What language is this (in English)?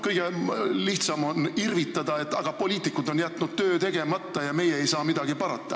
Estonian